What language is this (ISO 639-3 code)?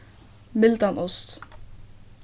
fao